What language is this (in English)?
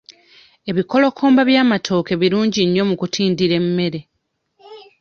Ganda